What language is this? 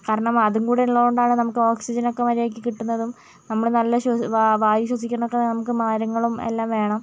Malayalam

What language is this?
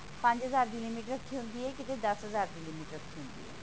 Punjabi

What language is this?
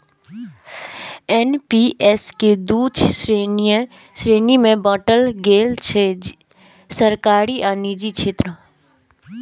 Maithili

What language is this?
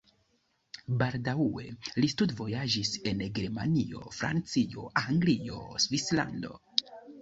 Esperanto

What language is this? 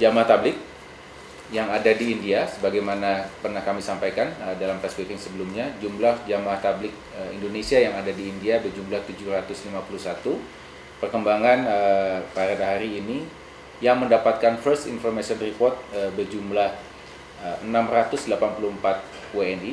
Indonesian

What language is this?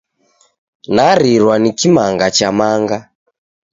Taita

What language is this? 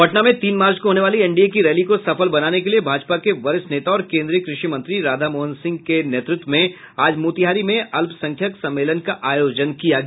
Hindi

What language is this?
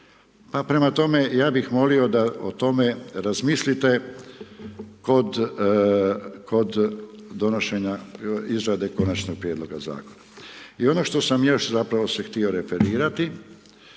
Croatian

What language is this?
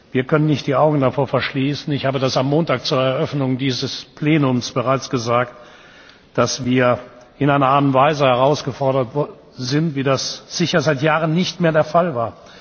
German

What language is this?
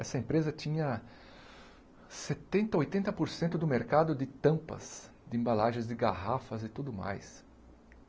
Portuguese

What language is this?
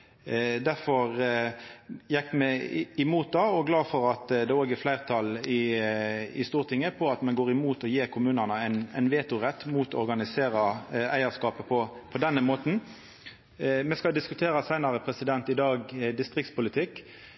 Norwegian Nynorsk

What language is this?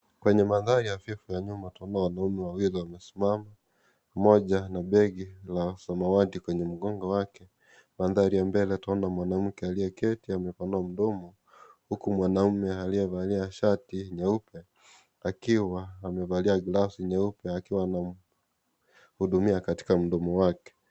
Swahili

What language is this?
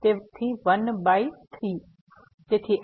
Gujarati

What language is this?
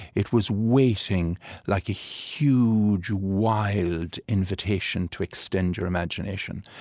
English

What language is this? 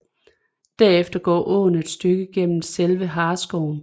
Danish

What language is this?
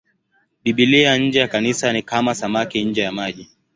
Swahili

